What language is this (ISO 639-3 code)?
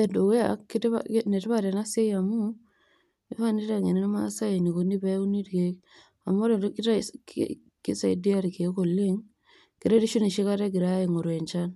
mas